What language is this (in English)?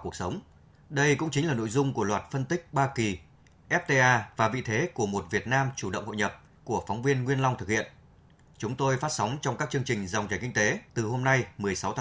Vietnamese